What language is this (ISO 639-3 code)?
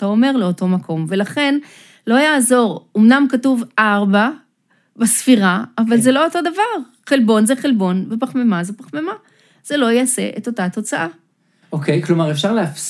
heb